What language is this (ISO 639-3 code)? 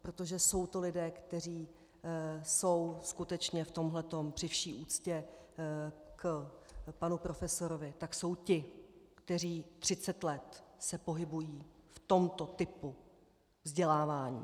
ces